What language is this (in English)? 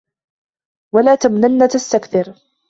Arabic